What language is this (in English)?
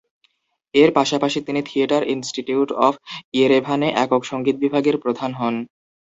Bangla